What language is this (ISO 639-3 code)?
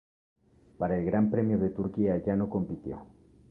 spa